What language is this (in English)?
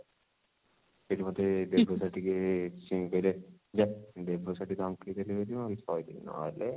Odia